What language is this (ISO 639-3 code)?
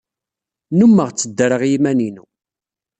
kab